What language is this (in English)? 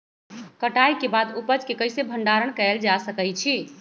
Magahi